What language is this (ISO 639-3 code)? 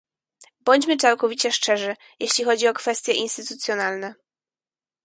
pol